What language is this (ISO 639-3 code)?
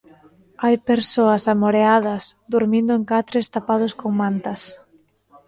glg